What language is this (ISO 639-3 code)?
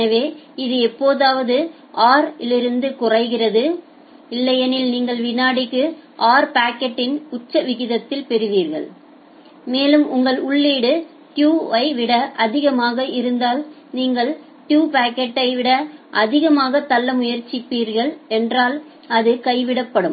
tam